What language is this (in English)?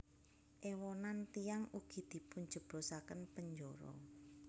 Javanese